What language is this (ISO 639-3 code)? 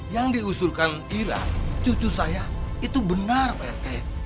ind